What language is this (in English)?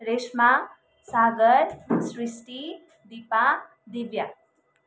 Nepali